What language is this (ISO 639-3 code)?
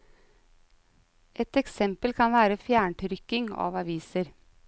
nor